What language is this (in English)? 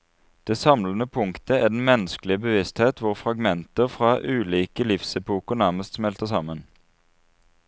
Norwegian